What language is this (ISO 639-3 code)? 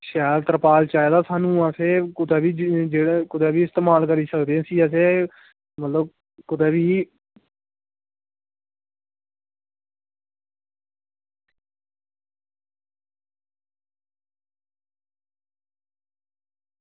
doi